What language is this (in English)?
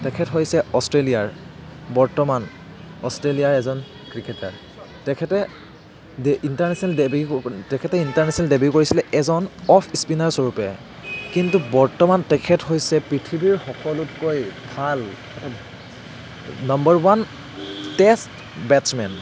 Assamese